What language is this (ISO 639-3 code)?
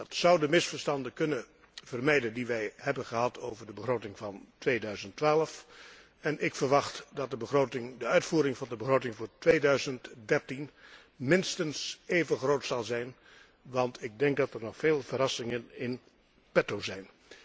nld